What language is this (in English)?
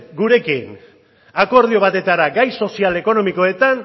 Basque